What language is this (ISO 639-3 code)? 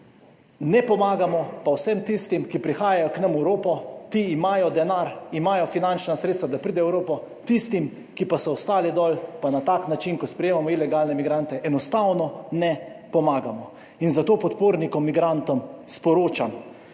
slv